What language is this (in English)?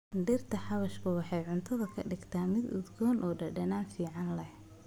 Somali